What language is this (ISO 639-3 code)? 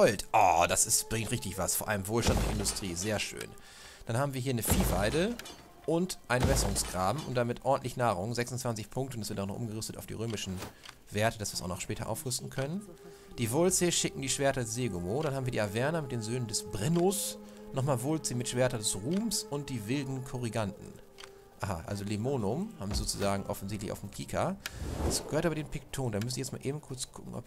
deu